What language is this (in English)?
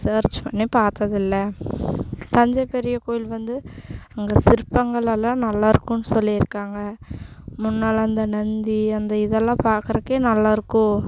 Tamil